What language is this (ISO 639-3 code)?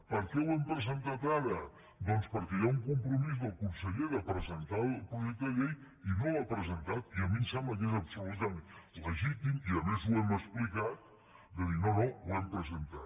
cat